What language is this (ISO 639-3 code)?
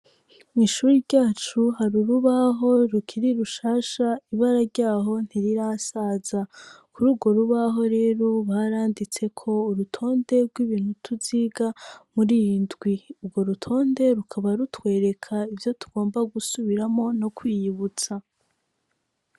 run